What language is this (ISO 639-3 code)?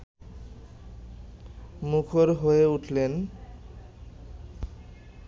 ben